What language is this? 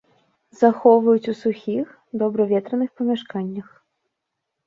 Belarusian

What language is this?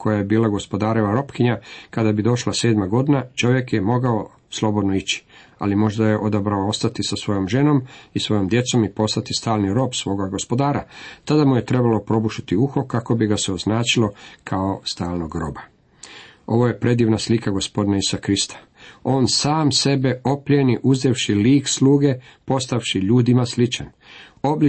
Croatian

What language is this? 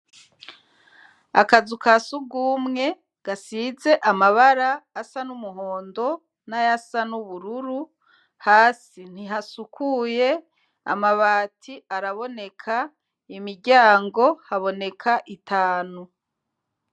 Rundi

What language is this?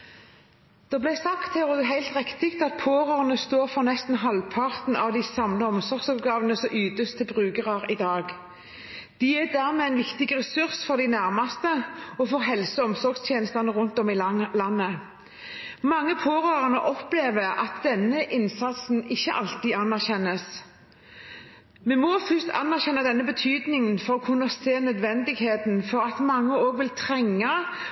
Norwegian Bokmål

